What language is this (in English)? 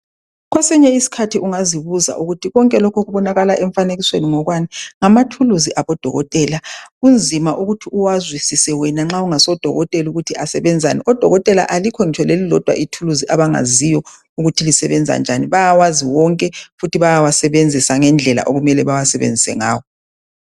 North Ndebele